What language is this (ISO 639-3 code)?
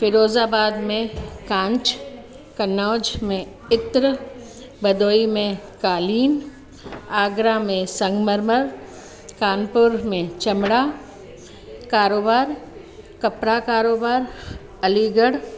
snd